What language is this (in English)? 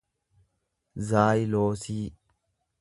Oromo